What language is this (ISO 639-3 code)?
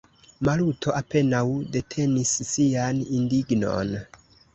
epo